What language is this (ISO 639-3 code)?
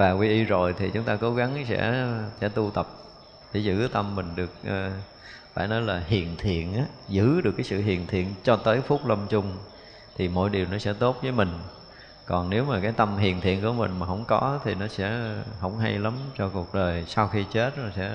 vie